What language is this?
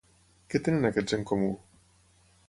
Catalan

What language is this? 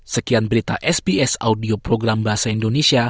Indonesian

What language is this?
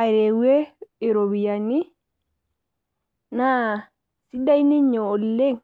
Masai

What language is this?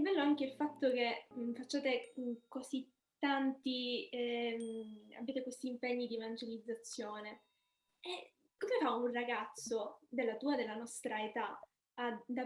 Italian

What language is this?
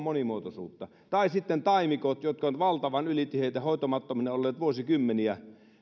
Finnish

